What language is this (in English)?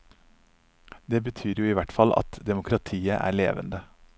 Norwegian